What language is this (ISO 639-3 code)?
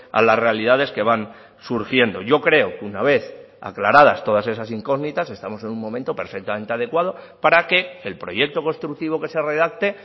spa